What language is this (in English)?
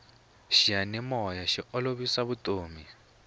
Tsonga